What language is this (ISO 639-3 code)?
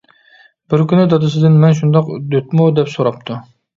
uig